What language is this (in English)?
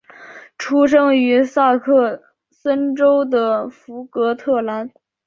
Chinese